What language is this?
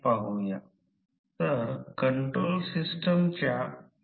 Marathi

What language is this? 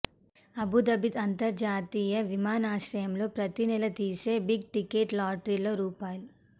Telugu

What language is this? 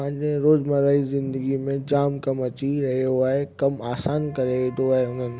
Sindhi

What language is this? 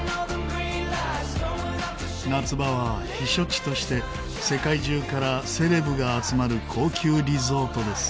Japanese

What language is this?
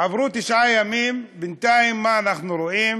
Hebrew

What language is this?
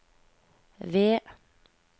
Norwegian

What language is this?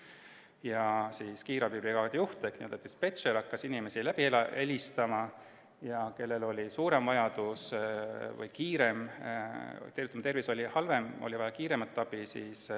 Estonian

